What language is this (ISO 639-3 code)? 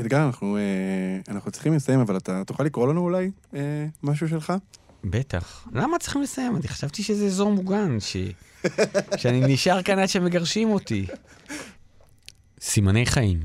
heb